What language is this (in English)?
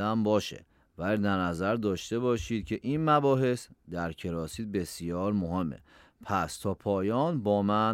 Persian